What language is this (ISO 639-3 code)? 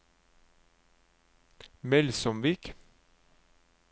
nor